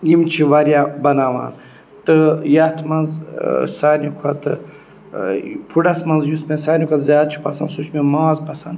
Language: Kashmiri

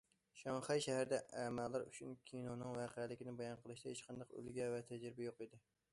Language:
Uyghur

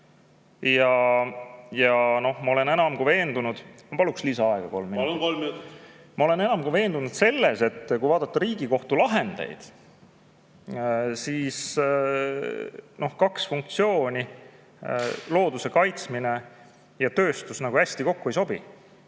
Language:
Estonian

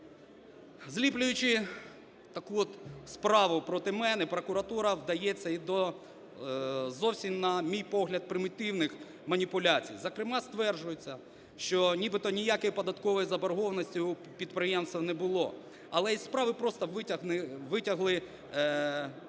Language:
Ukrainian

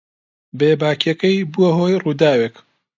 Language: Central Kurdish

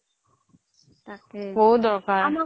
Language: Assamese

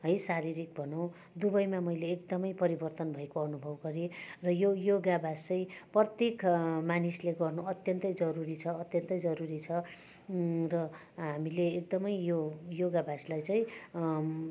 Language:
Nepali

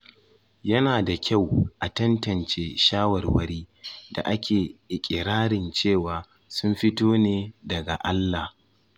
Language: Hausa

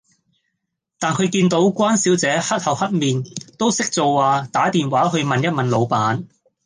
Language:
Cantonese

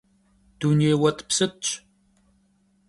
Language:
Kabardian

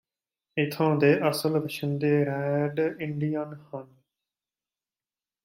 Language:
Punjabi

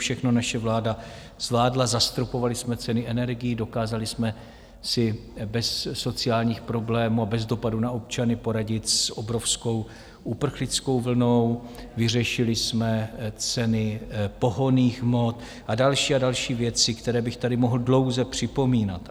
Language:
Czech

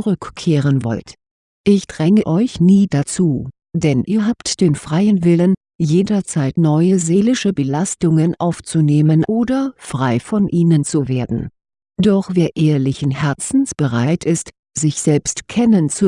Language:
German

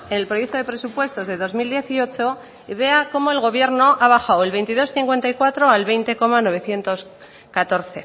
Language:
Spanish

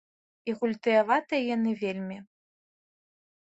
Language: Belarusian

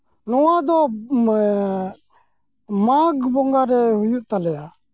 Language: Santali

